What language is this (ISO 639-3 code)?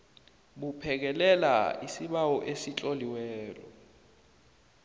nbl